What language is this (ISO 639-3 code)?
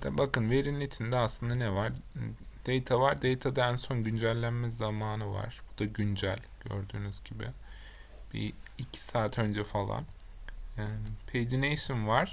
tur